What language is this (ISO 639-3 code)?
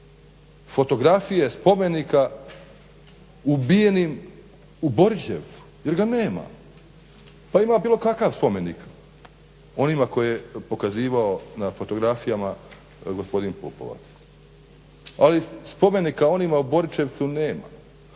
hrv